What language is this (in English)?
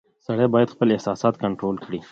Pashto